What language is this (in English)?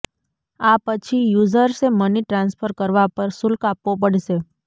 Gujarati